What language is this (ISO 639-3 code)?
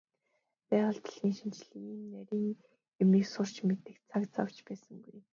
mon